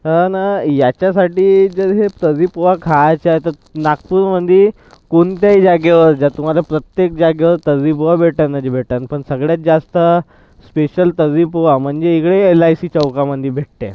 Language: Marathi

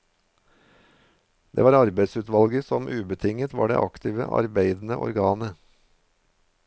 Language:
Norwegian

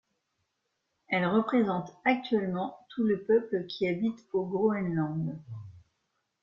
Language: French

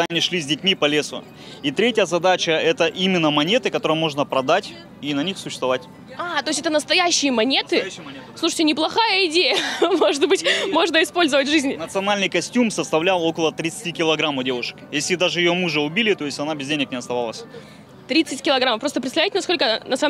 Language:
Russian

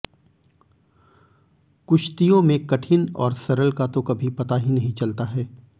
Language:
Hindi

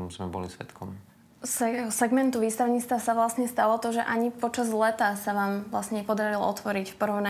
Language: Slovak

